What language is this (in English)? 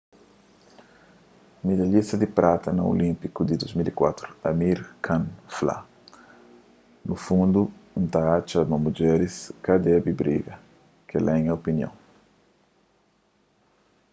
Kabuverdianu